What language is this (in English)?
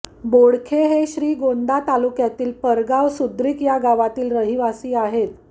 Marathi